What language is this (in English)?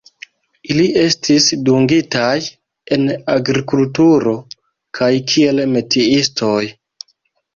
Esperanto